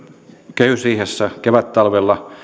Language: Finnish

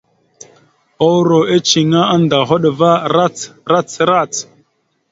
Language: Mada (Cameroon)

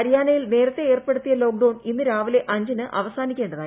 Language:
Malayalam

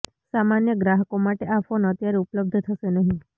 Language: Gujarati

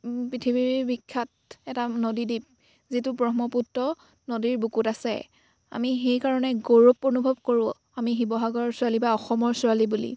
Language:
Assamese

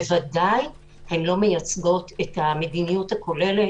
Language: Hebrew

